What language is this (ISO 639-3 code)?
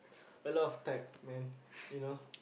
eng